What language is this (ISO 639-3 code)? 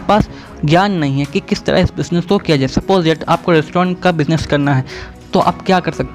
hin